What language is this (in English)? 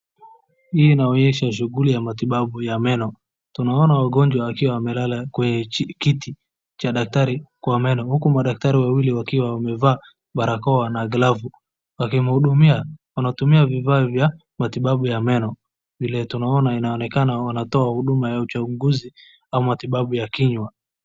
Swahili